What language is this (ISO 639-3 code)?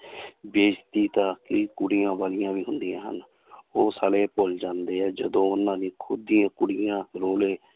pan